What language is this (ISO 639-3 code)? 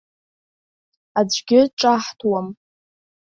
abk